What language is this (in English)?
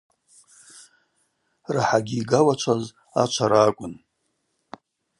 Abaza